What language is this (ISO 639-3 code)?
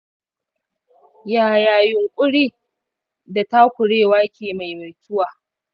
hau